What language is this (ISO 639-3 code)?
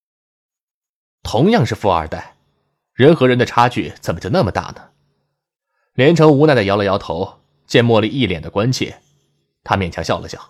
zho